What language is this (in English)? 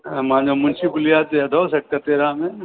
Sindhi